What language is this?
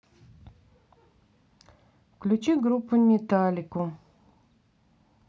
Russian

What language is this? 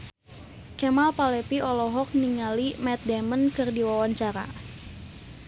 Sundanese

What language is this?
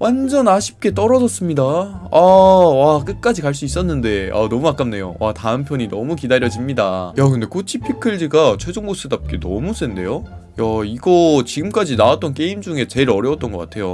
Korean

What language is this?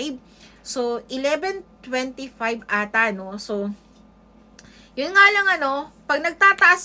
Filipino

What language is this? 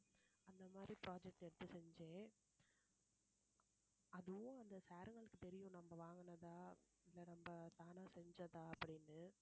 Tamil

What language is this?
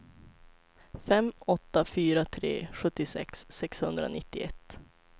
Swedish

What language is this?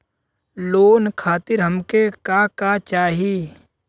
Bhojpuri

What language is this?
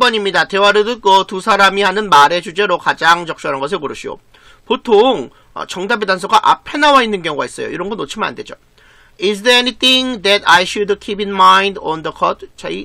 Korean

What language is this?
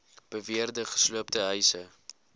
Afrikaans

